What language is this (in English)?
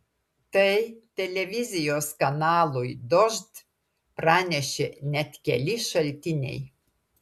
Lithuanian